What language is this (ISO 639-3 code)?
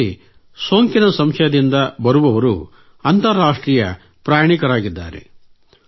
kan